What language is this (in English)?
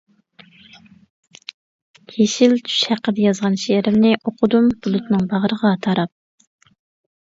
Uyghur